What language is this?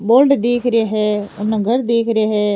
Rajasthani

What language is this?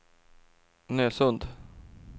Swedish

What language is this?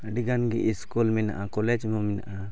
Santali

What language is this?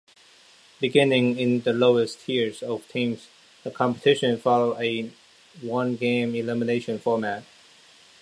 English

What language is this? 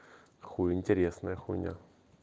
Russian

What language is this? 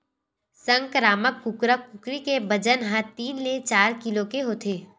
Chhattisgarhi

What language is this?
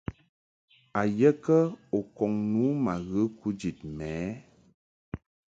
Mungaka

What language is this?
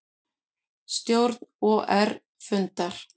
Icelandic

